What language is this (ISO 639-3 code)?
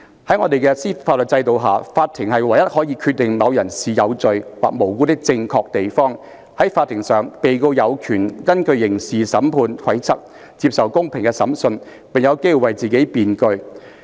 yue